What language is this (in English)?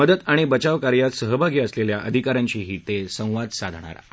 Marathi